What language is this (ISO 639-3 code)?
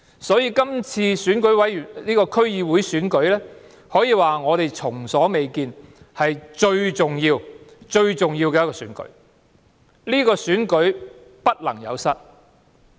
yue